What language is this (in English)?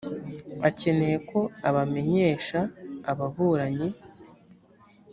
Kinyarwanda